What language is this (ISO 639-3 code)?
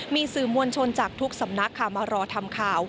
tha